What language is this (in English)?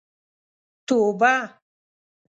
Pashto